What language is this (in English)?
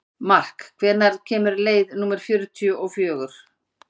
Icelandic